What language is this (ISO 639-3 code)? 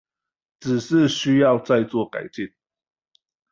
zho